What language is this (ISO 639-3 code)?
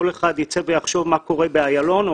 heb